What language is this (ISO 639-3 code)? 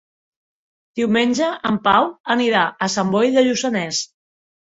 cat